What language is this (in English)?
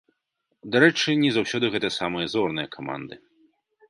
Belarusian